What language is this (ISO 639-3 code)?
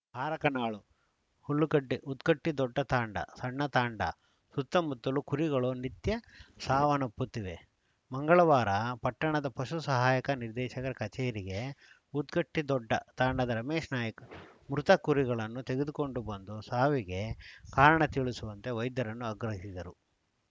kan